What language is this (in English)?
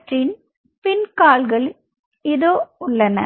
Tamil